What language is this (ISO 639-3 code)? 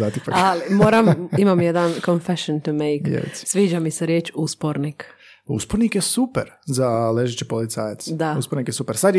hrv